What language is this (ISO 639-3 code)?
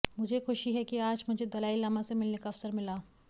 hin